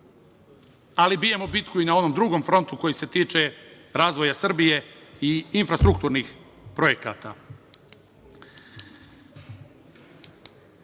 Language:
Serbian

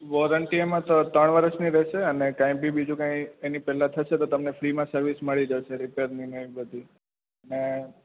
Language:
Gujarati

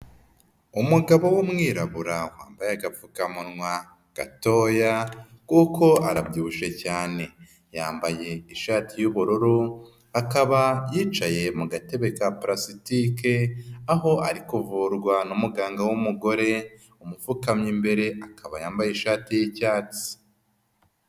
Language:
Kinyarwanda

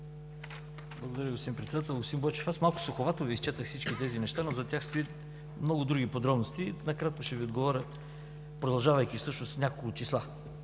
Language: Bulgarian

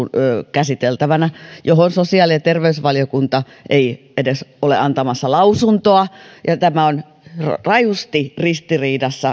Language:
Finnish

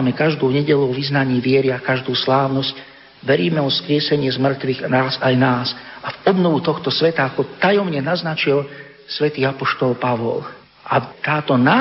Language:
Slovak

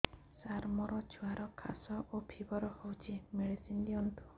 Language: Odia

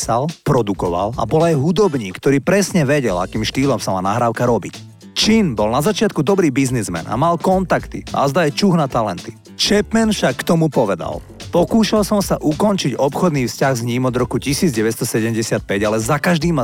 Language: Slovak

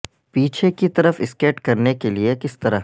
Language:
Urdu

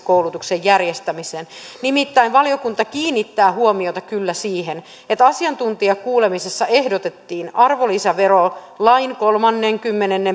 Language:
Finnish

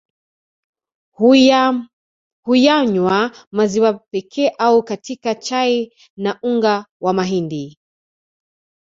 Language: Swahili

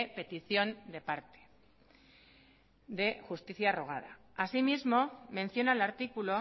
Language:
Spanish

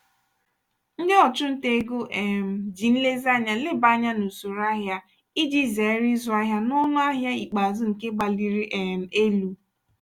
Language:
Igbo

